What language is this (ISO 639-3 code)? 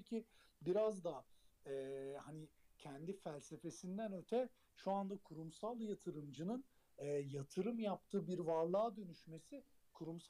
tur